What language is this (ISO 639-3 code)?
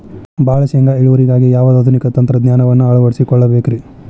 kan